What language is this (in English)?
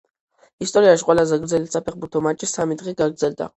Georgian